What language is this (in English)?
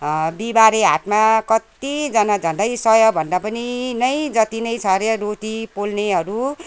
Nepali